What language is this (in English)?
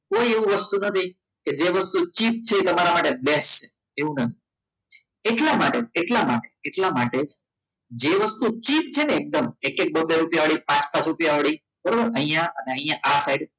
Gujarati